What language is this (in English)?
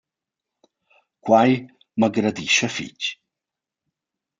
Romansh